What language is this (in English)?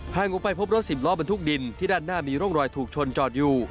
Thai